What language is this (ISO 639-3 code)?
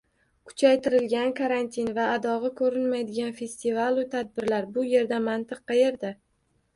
uzb